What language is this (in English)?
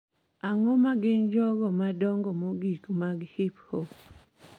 Luo (Kenya and Tanzania)